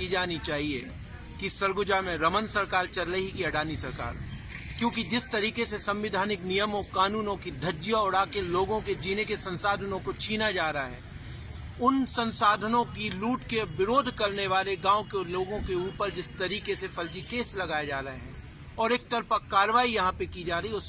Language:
Hindi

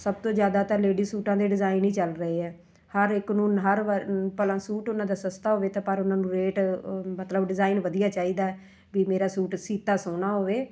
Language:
Punjabi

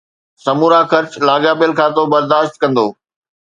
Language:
Sindhi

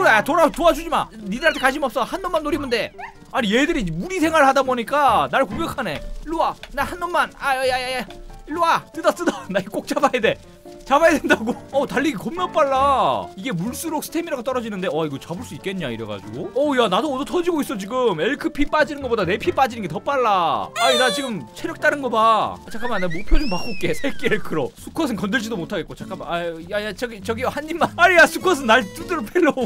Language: Korean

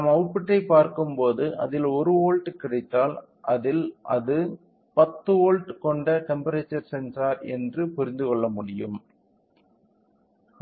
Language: Tamil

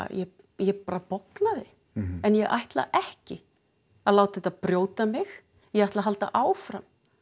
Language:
Icelandic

